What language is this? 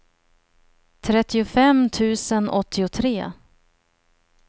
Swedish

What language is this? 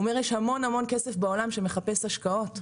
Hebrew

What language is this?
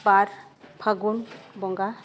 Santali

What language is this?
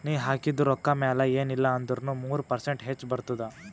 Kannada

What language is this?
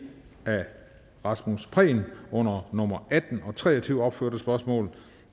Danish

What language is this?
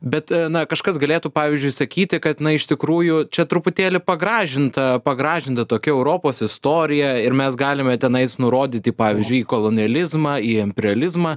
Lithuanian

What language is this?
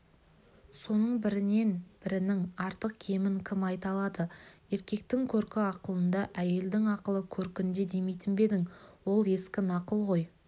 Kazakh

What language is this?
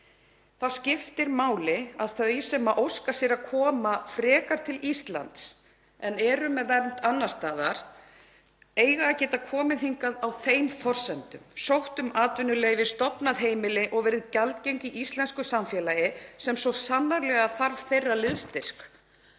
Icelandic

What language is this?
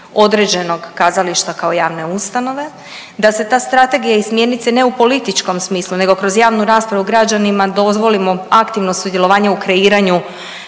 Croatian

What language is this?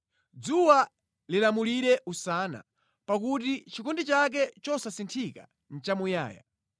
Nyanja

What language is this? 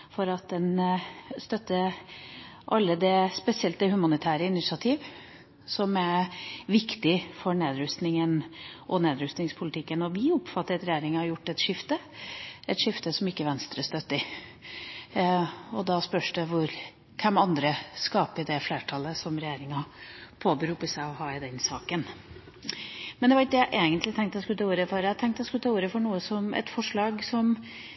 Norwegian Bokmål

